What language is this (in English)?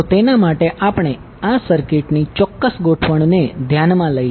Gujarati